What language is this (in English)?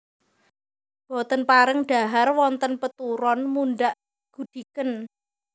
Javanese